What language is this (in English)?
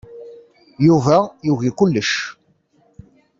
Kabyle